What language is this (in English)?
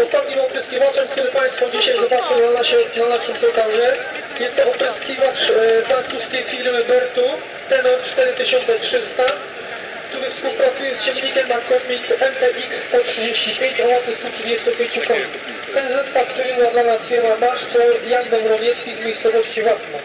Polish